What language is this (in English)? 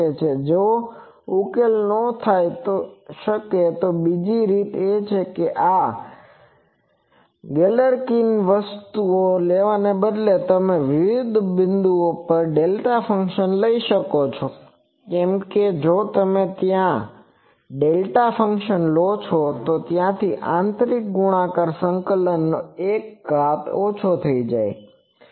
Gujarati